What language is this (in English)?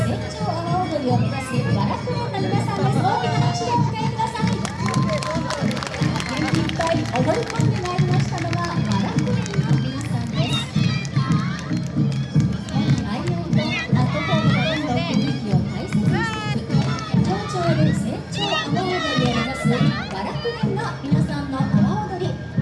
Japanese